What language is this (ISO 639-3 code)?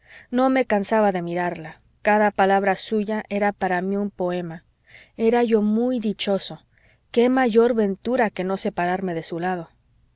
spa